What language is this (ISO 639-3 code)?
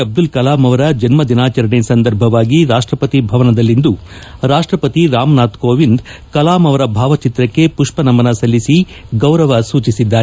kan